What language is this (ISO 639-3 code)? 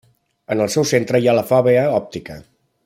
cat